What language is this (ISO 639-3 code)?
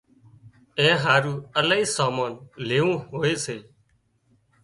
kxp